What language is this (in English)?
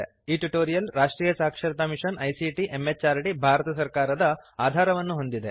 Kannada